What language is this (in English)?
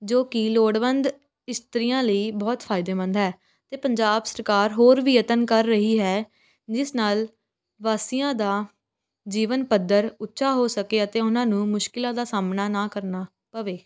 Punjabi